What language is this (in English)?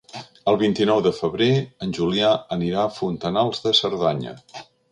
Catalan